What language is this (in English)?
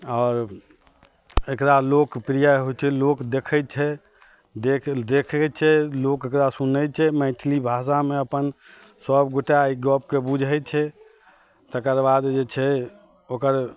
Maithili